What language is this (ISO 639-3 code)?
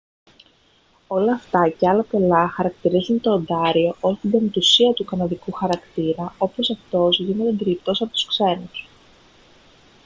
ell